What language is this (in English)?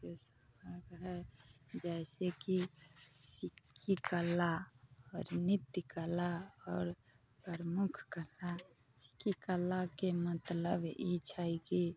Maithili